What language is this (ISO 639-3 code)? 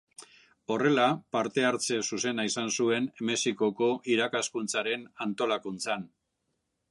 eus